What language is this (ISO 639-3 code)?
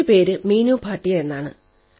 mal